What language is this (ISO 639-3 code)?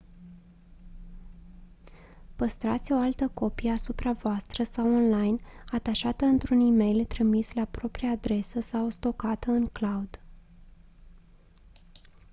ron